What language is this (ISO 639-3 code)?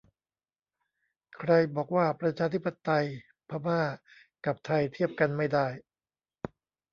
tha